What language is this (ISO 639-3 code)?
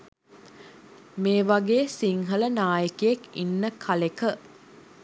sin